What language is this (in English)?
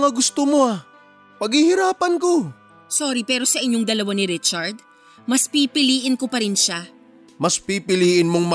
Filipino